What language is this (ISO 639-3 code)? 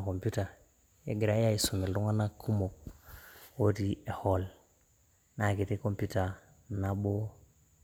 mas